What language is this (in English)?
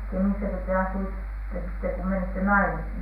Finnish